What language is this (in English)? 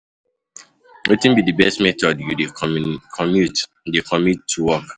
Nigerian Pidgin